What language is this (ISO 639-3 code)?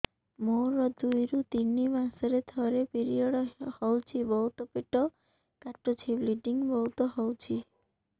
ori